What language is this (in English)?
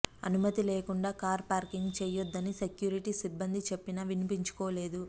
Telugu